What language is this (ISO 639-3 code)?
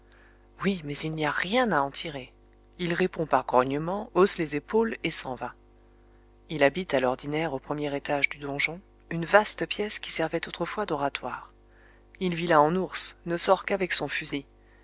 fra